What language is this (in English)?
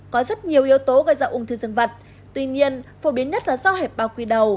Vietnamese